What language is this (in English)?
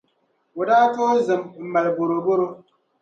Dagbani